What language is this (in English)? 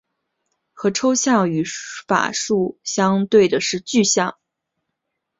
Chinese